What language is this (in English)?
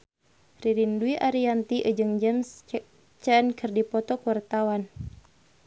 Sundanese